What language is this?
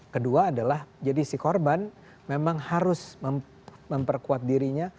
Indonesian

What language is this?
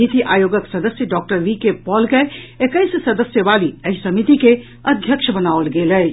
Maithili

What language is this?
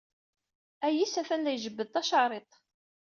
Kabyle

